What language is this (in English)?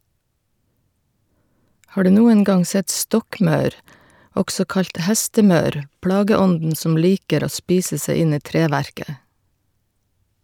Norwegian